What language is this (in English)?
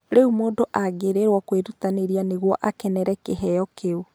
Kikuyu